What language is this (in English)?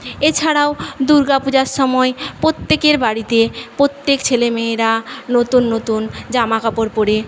Bangla